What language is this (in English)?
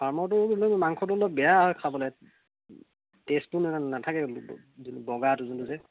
Assamese